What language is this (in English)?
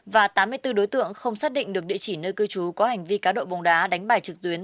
Vietnamese